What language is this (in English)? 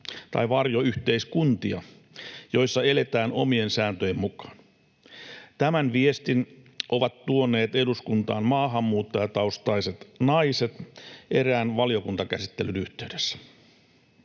Finnish